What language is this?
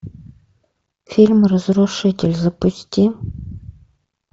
Russian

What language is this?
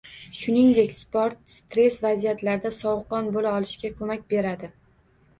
Uzbek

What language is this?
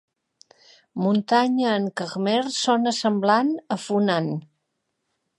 Catalan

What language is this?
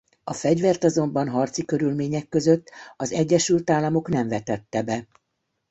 Hungarian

